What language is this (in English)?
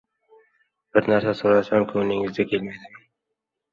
Uzbek